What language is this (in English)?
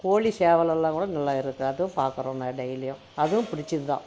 Tamil